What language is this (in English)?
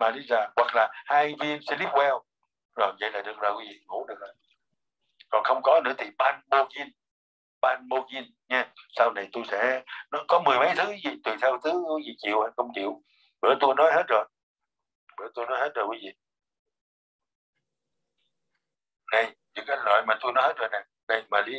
Vietnamese